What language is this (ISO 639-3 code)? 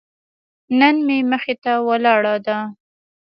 pus